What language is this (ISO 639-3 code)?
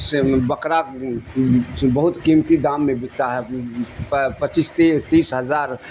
urd